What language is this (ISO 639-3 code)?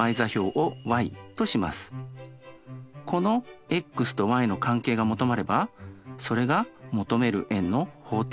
jpn